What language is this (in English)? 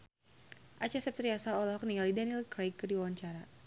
Sundanese